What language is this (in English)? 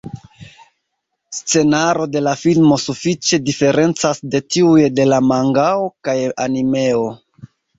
Esperanto